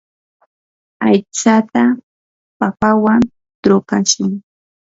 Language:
Yanahuanca Pasco Quechua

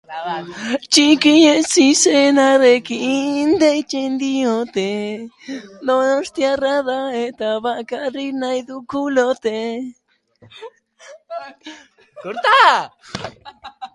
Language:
Basque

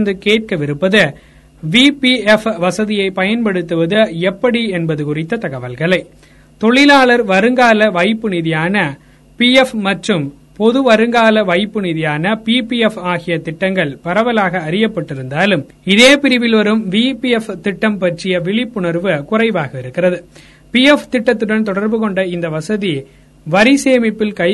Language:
Tamil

